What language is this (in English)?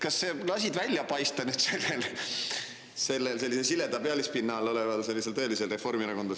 Estonian